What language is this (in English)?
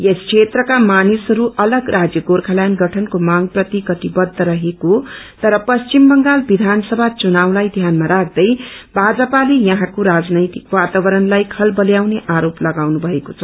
Nepali